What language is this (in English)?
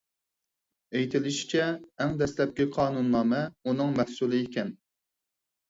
Uyghur